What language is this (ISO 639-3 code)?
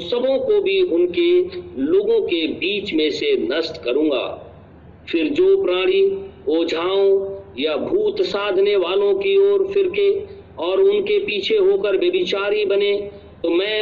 hin